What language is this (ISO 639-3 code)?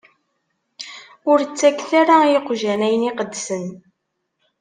kab